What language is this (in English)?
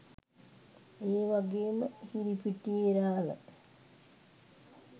Sinhala